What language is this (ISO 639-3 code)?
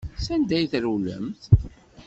kab